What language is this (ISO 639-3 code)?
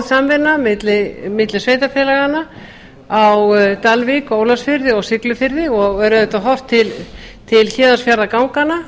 isl